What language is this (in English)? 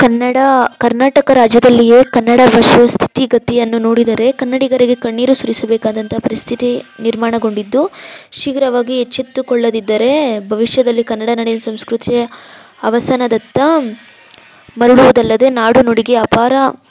Kannada